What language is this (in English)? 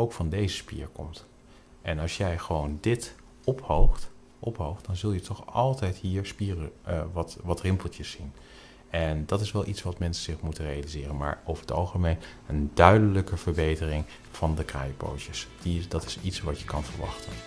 Dutch